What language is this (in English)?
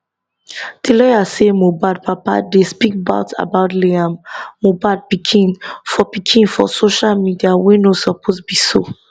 Nigerian Pidgin